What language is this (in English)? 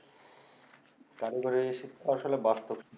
Bangla